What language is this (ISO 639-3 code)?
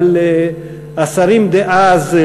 heb